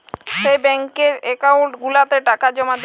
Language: Bangla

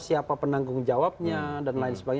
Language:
Indonesian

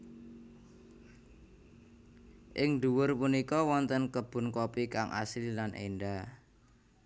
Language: Javanese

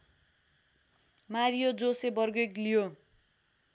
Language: Nepali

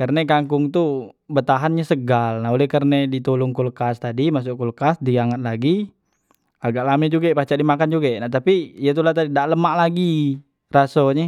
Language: Musi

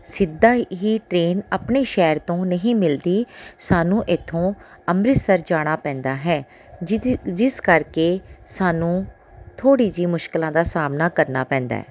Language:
Punjabi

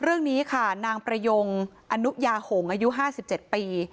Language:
Thai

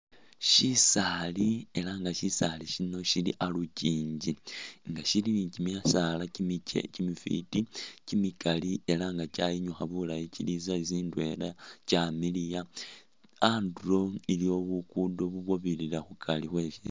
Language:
Masaaba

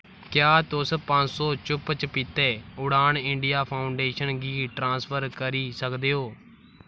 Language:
Dogri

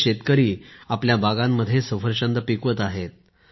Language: Marathi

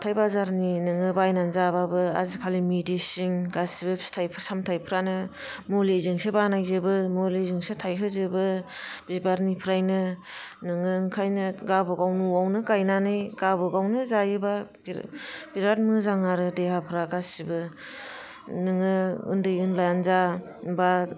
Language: Bodo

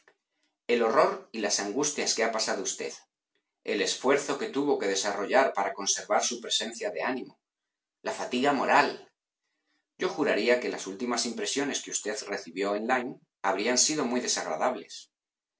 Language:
Spanish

